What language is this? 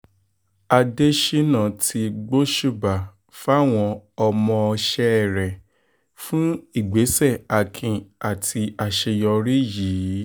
Yoruba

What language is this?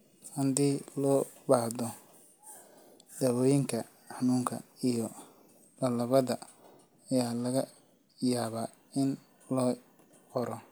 Somali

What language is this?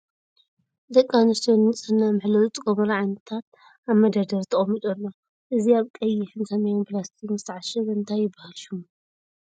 Tigrinya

